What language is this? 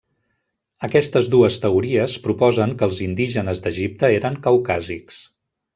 Catalan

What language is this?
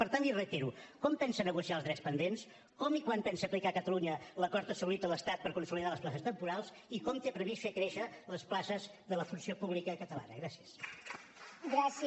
Catalan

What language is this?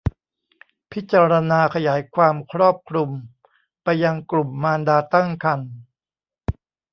Thai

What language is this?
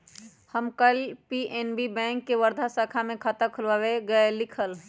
Magahi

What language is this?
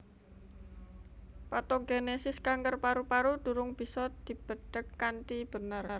Javanese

